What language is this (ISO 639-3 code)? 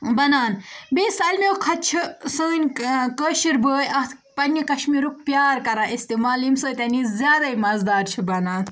kas